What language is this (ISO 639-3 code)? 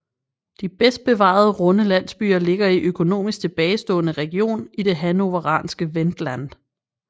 dan